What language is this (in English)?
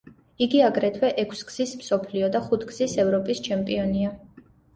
Georgian